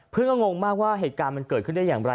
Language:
Thai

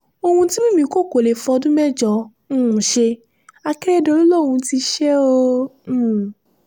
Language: Yoruba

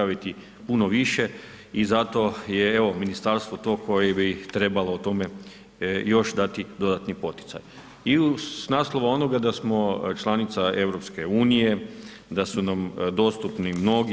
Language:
Croatian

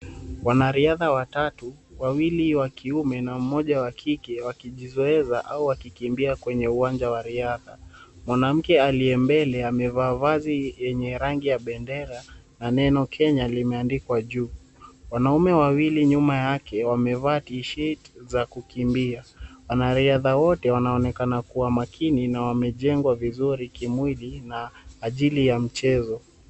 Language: Swahili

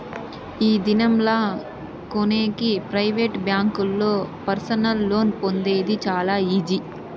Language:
Telugu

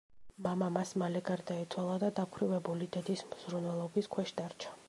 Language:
Georgian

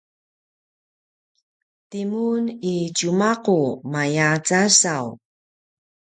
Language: Paiwan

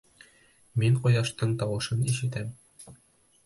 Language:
Bashkir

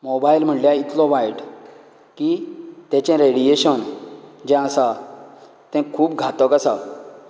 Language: Konkani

